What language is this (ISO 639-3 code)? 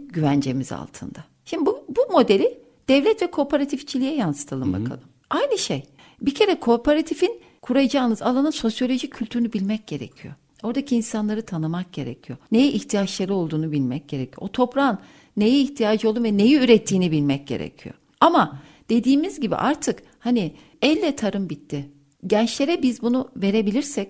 tur